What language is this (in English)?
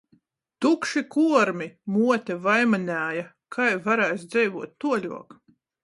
Latgalian